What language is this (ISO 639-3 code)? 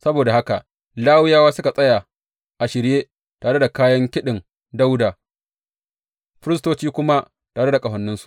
hau